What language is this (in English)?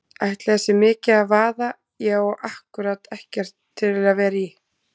Icelandic